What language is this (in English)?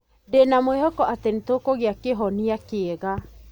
Kikuyu